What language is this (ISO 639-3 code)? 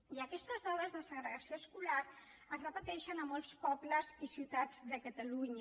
cat